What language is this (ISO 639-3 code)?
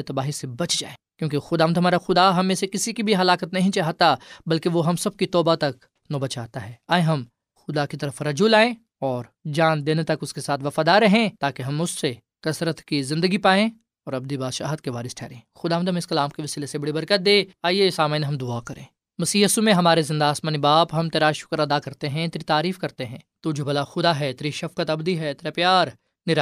urd